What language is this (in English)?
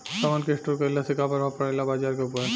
Bhojpuri